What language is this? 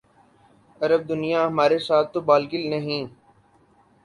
Urdu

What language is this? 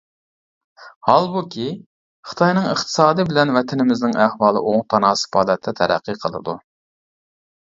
Uyghur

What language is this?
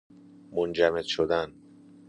Persian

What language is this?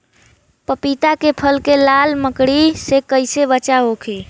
Bhojpuri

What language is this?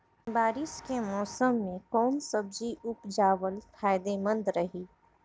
Bhojpuri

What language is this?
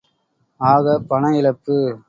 Tamil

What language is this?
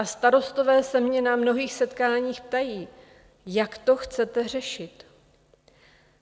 Czech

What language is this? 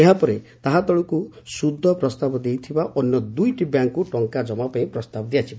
Odia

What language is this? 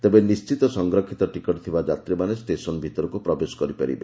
Odia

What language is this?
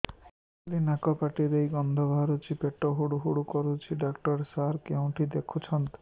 Odia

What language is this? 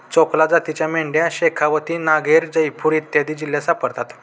Marathi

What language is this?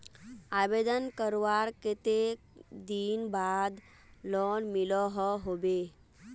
Magahi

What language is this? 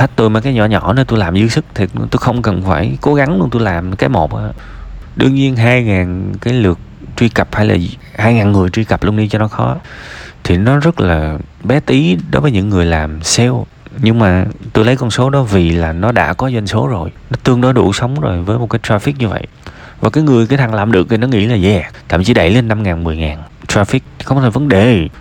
Vietnamese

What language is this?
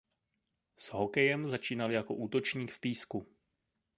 Czech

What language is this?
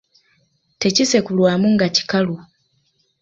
Ganda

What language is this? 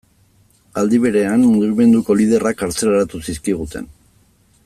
Basque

